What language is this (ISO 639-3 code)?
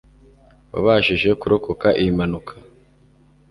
kin